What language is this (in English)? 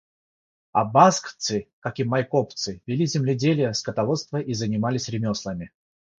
Russian